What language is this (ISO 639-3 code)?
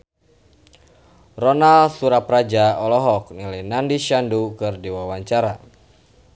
sun